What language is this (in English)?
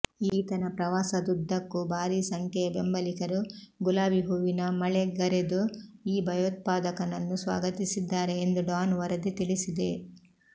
Kannada